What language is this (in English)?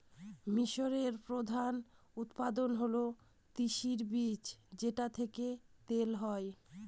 Bangla